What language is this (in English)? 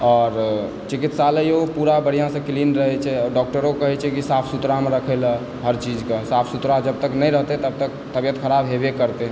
Maithili